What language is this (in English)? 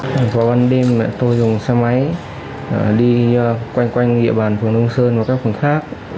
Vietnamese